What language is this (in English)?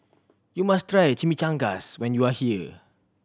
English